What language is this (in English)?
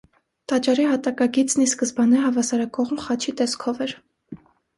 Armenian